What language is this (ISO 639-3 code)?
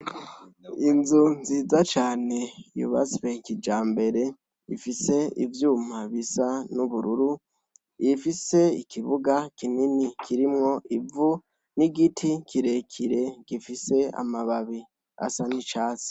run